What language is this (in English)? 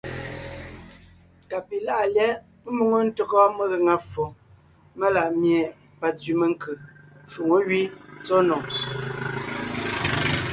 Ngiemboon